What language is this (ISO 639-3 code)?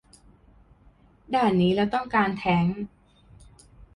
tha